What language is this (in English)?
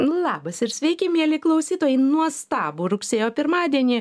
Lithuanian